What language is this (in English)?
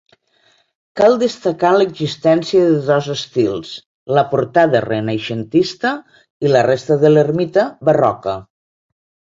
Catalan